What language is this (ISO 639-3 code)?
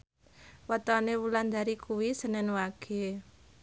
jav